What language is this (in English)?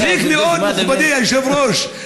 Hebrew